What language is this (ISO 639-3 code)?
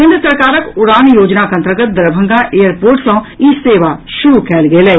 mai